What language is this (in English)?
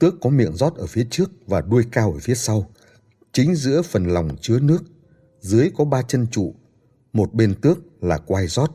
Vietnamese